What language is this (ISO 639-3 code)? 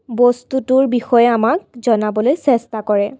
asm